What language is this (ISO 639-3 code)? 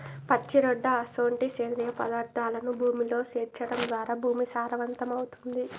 tel